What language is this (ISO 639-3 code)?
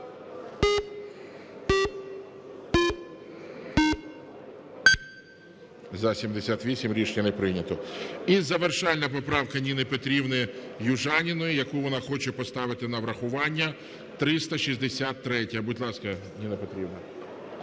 ukr